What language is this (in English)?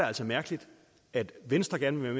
Danish